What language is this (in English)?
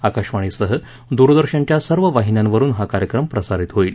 Marathi